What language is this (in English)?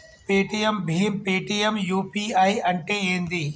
Telugu